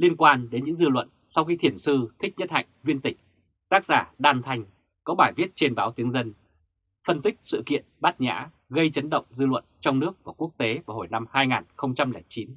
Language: Vietnamese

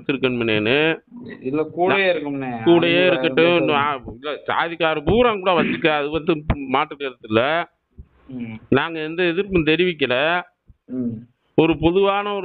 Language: Arabic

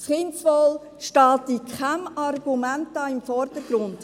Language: Swiss German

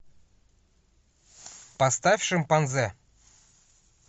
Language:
Russian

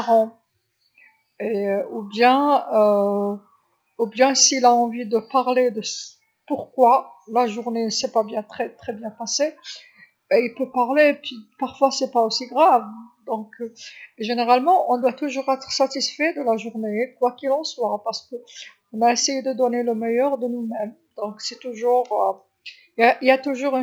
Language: Algerian Arabic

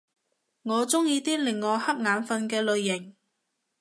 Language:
Cantonese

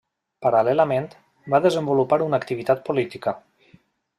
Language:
Catalan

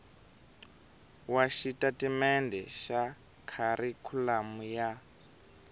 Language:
Tsonga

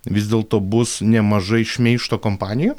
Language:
Lithuanian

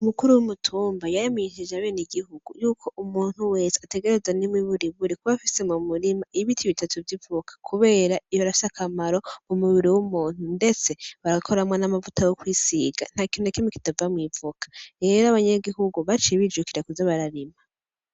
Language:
Rundi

